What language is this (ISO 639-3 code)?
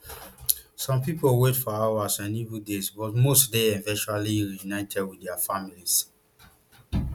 pcm